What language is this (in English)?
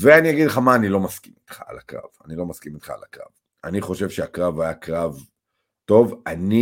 Hebrew